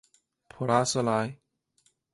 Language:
Chinese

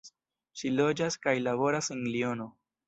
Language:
Esperanto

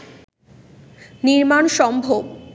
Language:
Bangla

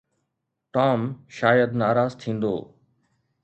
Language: Sindhi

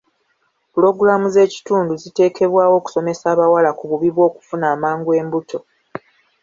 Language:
Ganda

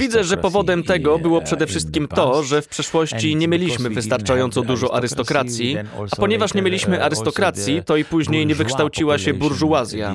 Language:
Polish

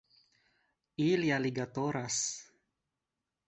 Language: Esperanto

